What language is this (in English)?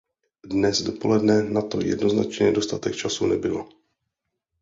Czech